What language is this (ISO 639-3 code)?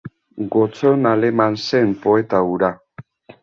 eus